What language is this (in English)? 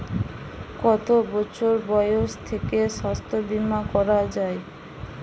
Bangla